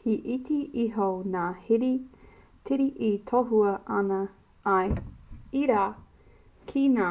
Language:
Māori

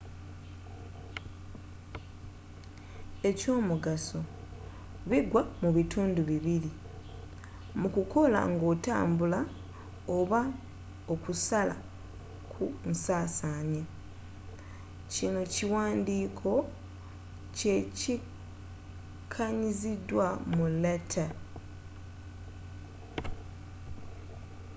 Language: Ganda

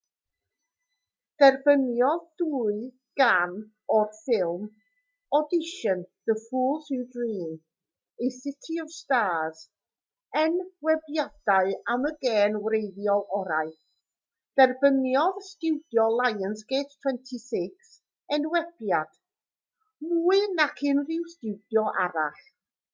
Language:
Welsh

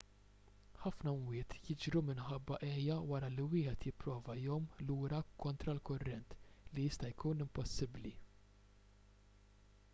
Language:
Maltese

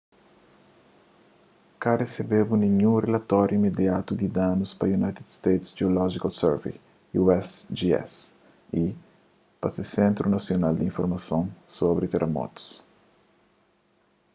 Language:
Kabuverdianu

